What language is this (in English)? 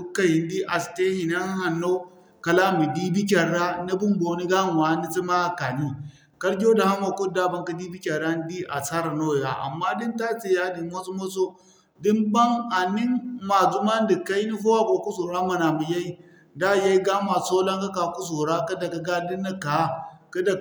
Zarma